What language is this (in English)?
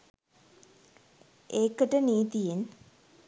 Sinhala